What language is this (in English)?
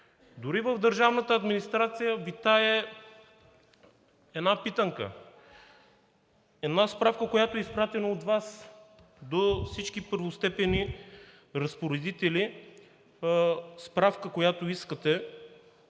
Bulgarian